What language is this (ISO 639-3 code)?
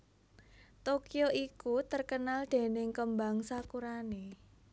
jav